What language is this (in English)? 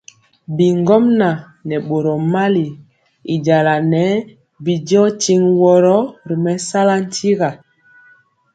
Mpiemo